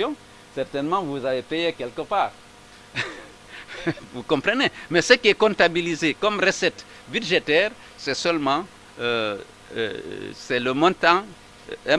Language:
French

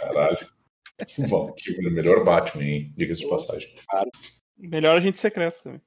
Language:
Portuguese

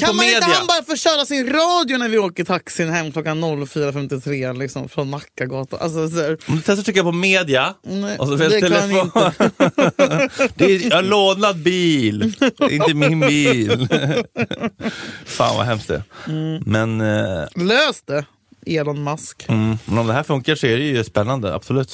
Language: Swedish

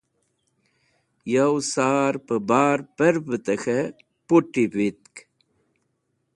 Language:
Wakhi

